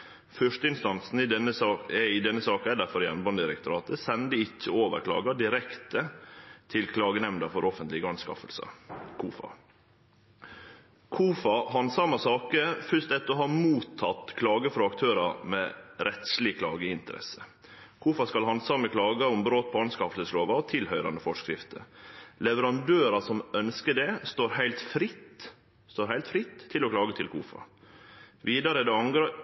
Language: Norwegian Nynorsk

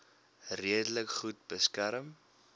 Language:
Afrikaans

